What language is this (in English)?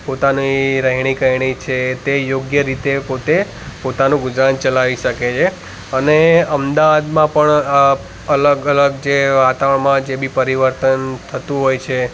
Gujarati